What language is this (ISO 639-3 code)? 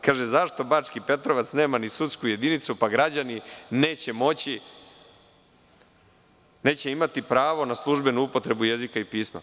srp